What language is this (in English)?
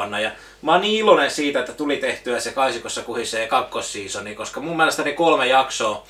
Finnish